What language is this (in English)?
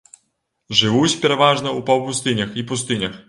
Belarusian